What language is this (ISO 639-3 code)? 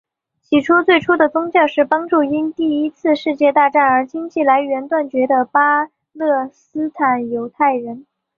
zho